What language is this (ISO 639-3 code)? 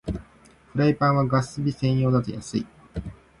jpn